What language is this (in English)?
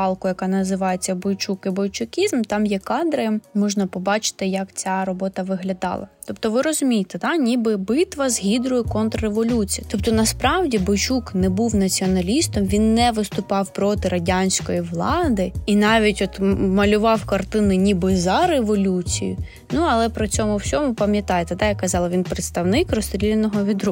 Ukrainian